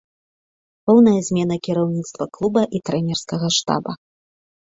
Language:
Belarusian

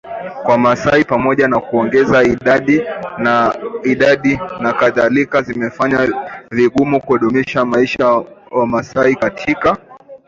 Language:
Swahili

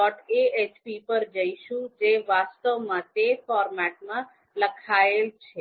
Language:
Gujarati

